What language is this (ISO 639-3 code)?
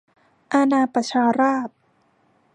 tha